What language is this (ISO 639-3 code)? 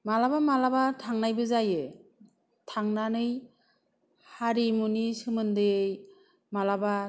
brx